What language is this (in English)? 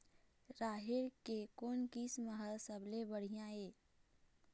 Chhattisgarhi